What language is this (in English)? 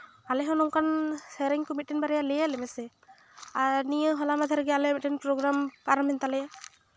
Santali